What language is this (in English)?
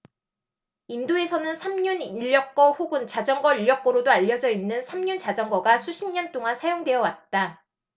Korean